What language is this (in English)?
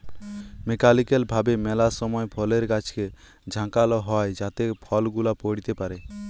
Bangla